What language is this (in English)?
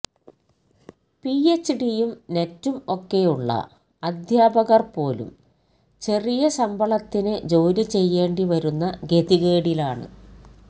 Malayalam